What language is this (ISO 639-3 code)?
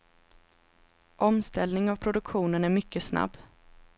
swe